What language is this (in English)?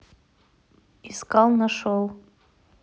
Russian